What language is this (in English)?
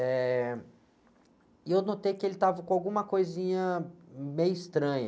Portuguese